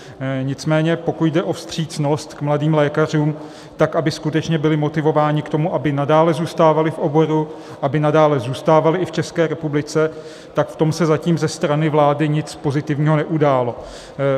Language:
Czech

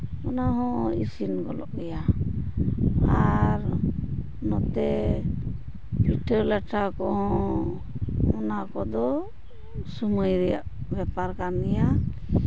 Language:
Santali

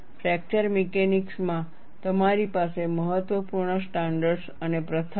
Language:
Gujarati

